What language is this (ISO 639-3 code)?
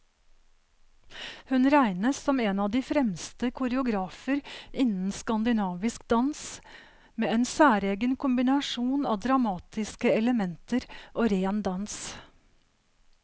nor